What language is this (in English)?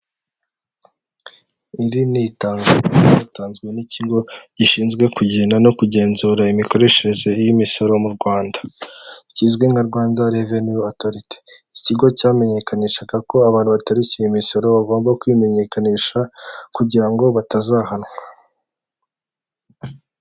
Kinyarwanda